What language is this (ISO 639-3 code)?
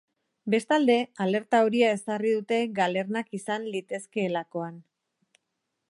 eus